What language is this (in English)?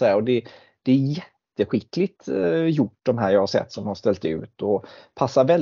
Swedish